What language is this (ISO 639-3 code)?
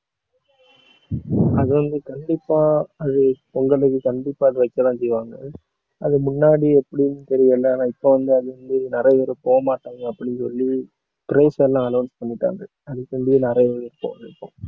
tam